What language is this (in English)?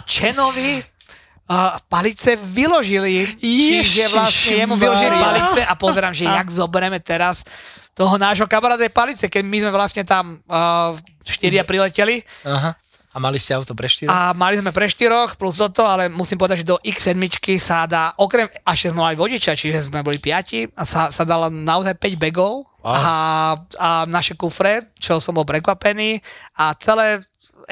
Slovak